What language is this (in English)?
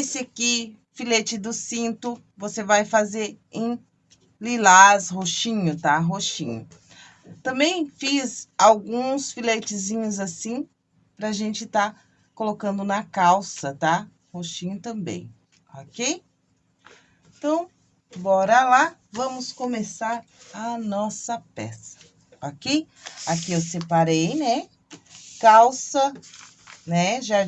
Portuguese